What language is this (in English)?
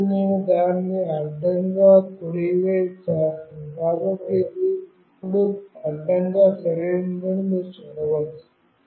Telugu